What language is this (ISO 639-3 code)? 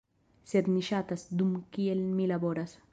epo